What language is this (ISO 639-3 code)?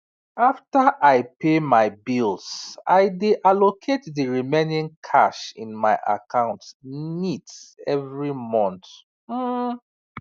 pcm